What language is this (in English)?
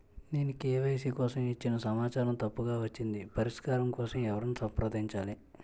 Telugu